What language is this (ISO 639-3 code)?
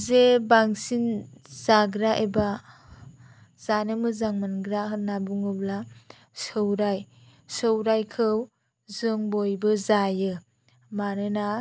brx